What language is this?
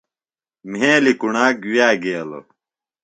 Phalura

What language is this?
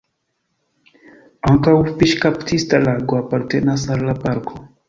Esperanto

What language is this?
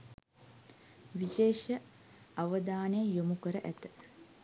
Sinhala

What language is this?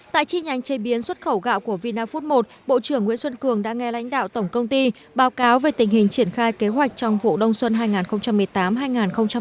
Vietnamese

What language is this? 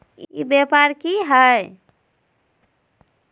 Magahi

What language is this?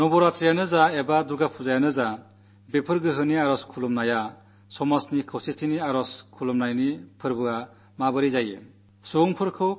Malayalam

